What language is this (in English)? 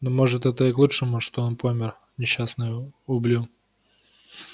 Russian